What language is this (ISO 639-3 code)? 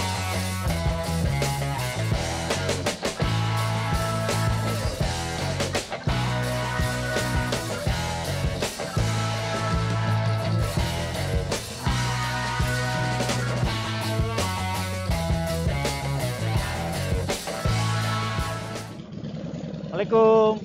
ind